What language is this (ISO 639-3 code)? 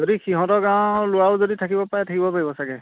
asm